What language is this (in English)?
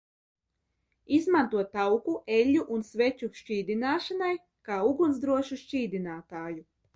Latvian